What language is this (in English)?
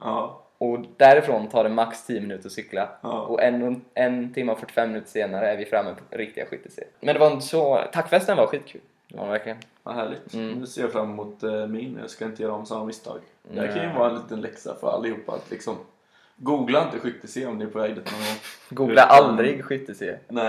Swedish